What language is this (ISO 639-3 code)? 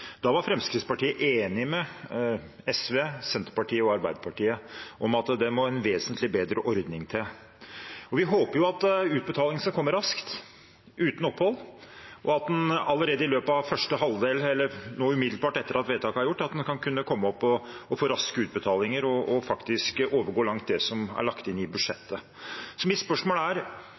nob